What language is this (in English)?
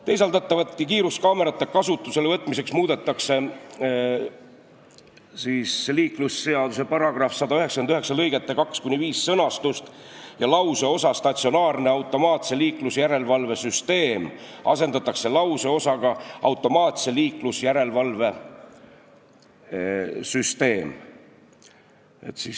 Estonian